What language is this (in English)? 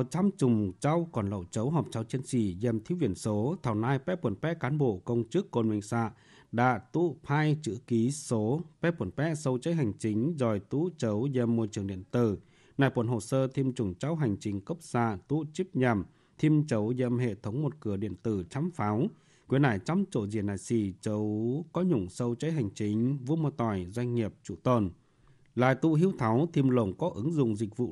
Vietnamese